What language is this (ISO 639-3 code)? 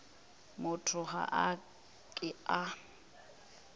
nso